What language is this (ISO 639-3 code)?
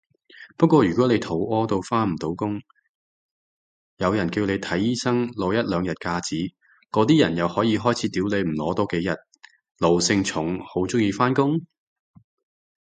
yue